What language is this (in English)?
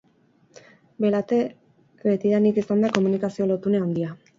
Basque